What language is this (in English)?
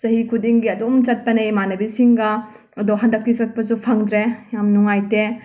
Manipuri